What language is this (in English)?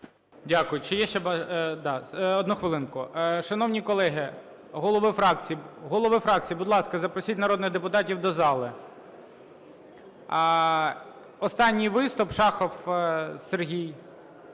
Ukrainian